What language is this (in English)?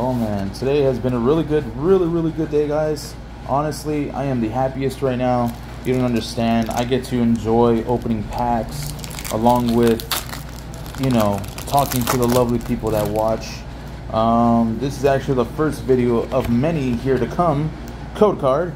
English